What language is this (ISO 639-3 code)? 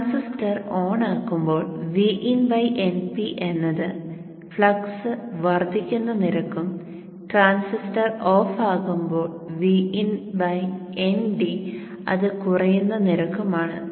mal